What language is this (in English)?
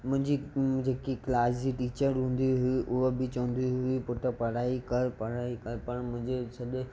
Sindhi